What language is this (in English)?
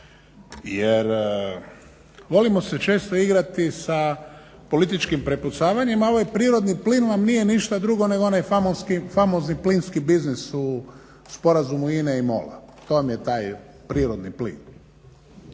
Croatian